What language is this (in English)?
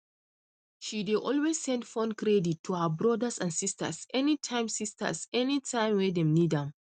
Nigerian Pidgin